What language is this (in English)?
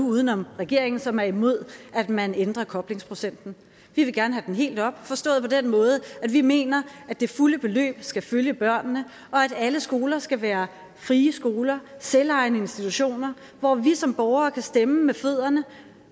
Danish